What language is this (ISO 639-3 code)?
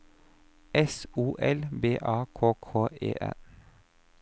nor